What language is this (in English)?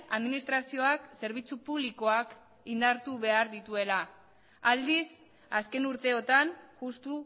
Basque